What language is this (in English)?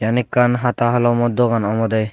Chakma